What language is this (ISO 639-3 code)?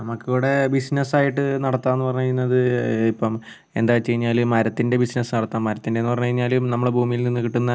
mal